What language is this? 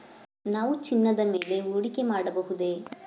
Kannada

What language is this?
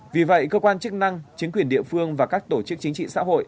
Vietnamese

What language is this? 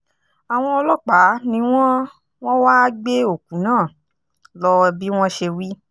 Yoruba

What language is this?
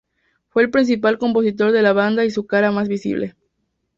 Spanish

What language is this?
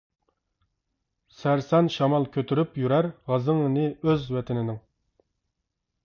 Uyghur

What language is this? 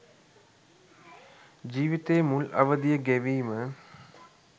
Sinhala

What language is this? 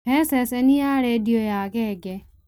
Kikuyu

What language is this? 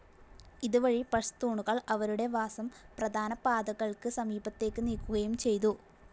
Malayalam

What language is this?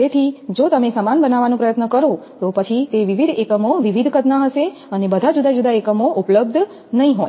Gujarati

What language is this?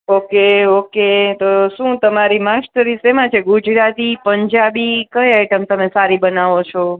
Gujarati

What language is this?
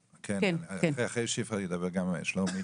Hebrew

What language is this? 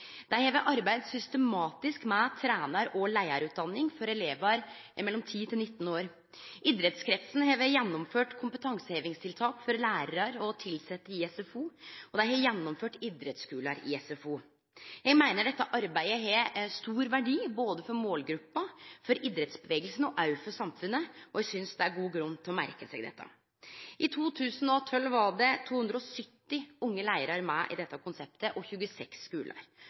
Norwegian Nynorsk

